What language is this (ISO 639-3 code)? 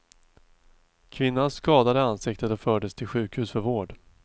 swe